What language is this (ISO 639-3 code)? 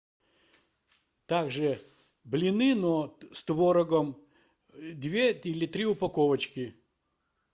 rus